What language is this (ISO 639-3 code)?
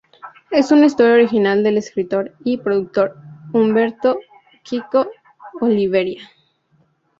spa